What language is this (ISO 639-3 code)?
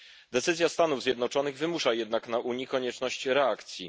pol